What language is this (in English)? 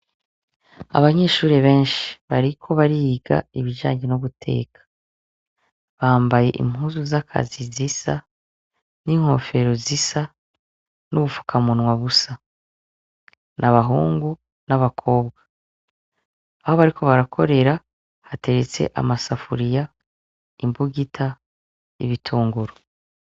Rundi